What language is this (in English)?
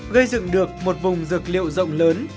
Vietnamese